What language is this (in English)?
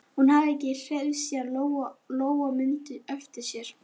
Icelandic